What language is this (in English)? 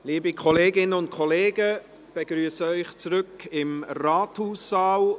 Swiss German